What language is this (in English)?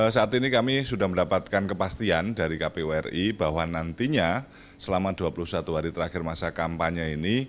Indonesian